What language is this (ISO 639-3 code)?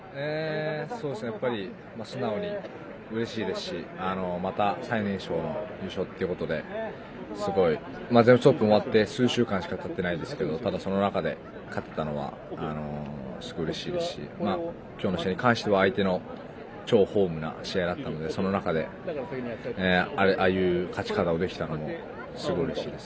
jpn